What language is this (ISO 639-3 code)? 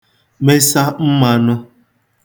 ibo